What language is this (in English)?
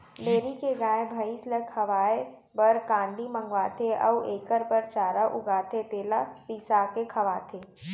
Chhattisgarhi